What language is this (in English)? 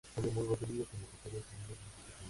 Spanish